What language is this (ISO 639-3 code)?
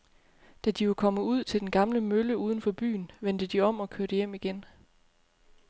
dan